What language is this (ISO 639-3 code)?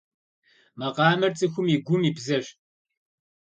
kbd